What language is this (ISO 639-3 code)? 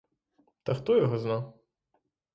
ukr